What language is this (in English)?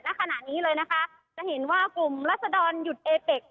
Thai